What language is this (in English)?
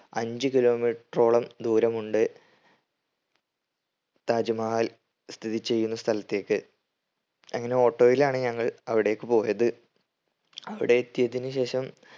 Malayalam